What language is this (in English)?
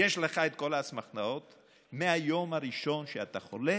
Hebrew